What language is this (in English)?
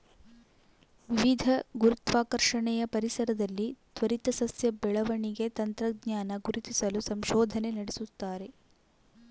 Kannada